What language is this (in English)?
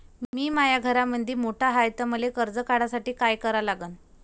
Marathi